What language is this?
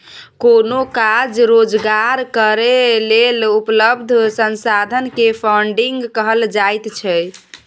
Maithili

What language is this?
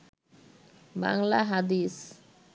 Bangla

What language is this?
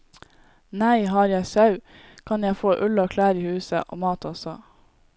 Norwegian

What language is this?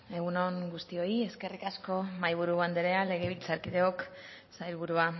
Basque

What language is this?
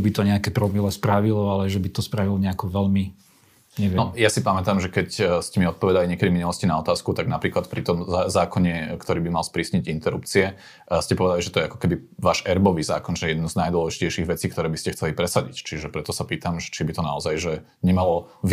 Slovak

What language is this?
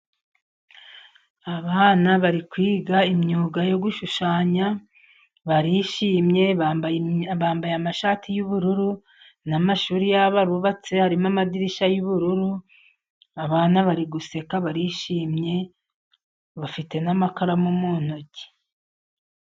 Kinyarwanda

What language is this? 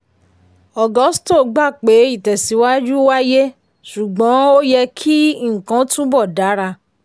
Yoruba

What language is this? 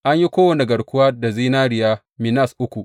Hausa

